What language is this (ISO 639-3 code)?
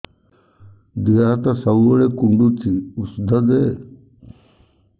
ori